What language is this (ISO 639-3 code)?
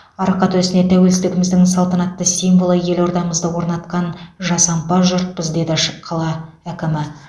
kaz